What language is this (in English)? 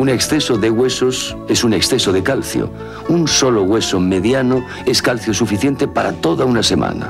Spanish